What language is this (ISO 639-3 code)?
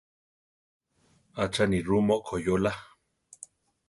tar